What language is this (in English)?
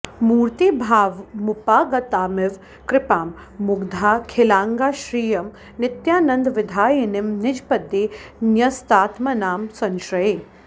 Sanskrit